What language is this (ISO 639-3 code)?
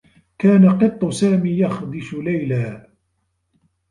ara